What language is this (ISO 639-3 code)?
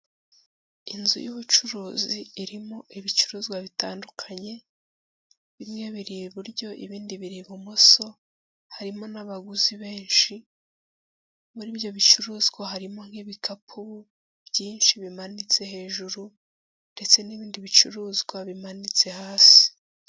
kin